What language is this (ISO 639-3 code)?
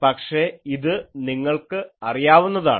mal